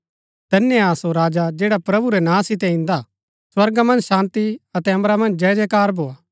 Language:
Gaddi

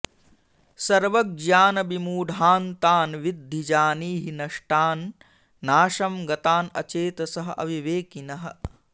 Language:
Sanskrit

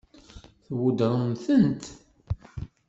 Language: Kabyle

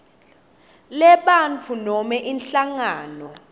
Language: Swati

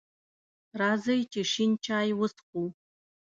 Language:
Pashto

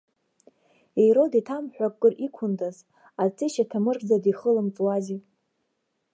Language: Abkhazian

